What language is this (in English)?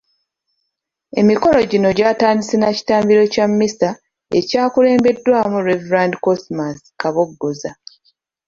Ganda